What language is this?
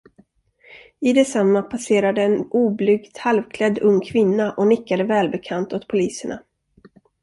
Swedish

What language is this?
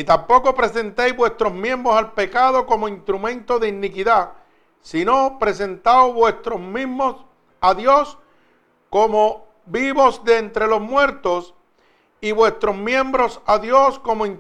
Spanish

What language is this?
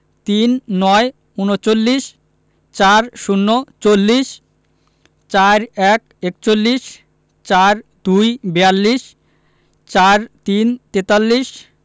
Bangla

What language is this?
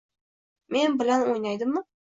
Uzbek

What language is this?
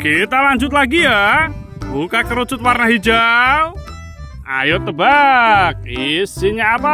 Indonesian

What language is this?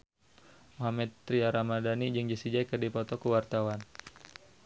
Sundanese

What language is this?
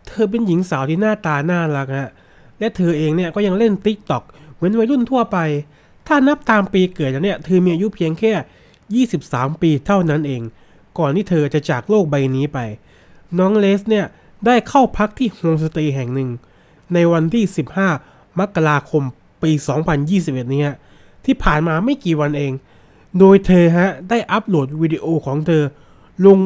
Thai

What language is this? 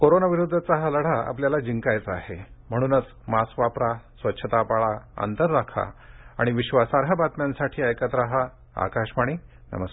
Marathi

